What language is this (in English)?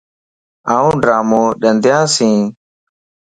Lasi